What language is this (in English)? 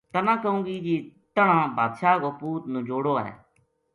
Gujari